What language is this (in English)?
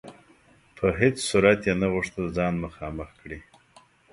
Pashto